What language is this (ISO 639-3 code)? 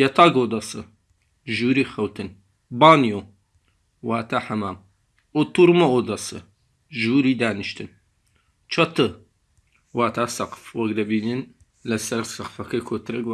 tur